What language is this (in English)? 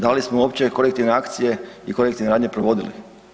Croatian